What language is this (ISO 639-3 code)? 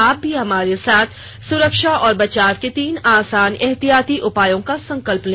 hin